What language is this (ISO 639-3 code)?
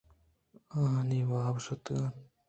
bgp